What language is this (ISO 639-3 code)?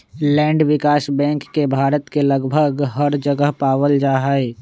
mag